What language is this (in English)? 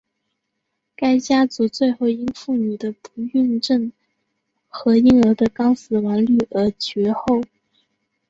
Chinese